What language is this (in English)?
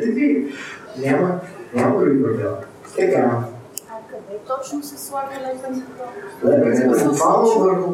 Bulgarian